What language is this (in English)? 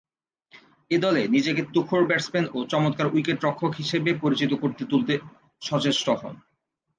Bangla